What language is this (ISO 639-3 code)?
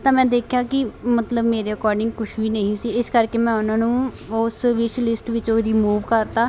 pan